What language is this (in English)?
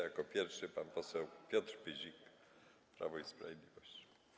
Polish